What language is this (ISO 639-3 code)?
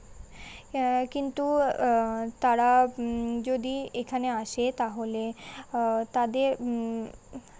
ben